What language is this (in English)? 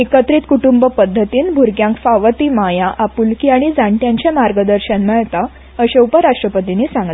Konkani